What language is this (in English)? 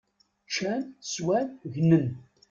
Kabyle